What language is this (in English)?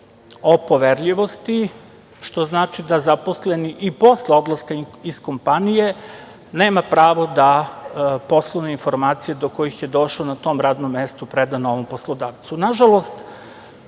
Serbian